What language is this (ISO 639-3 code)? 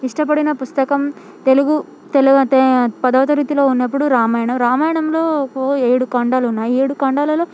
tel